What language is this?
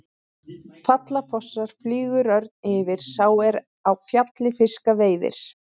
Icelandic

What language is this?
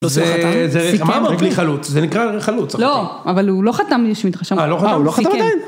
Hebrew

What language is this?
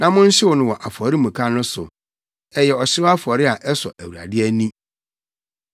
Akan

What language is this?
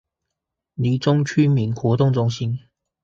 Chinese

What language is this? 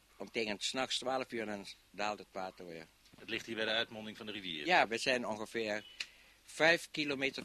Dutch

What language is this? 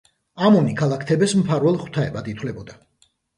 Georgian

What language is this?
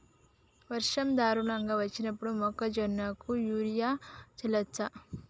Telugu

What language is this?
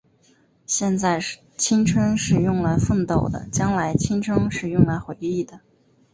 Chinese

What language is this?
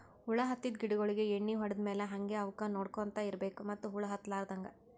Kannada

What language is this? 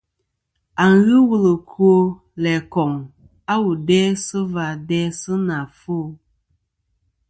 Kom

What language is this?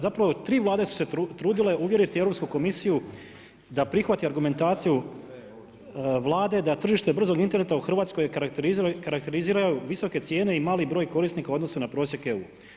Croatian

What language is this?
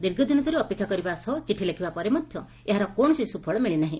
Odia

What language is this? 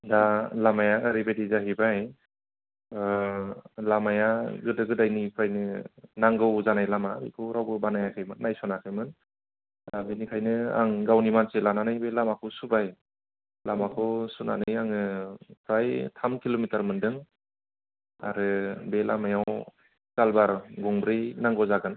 Bodo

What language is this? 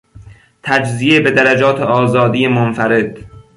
Persian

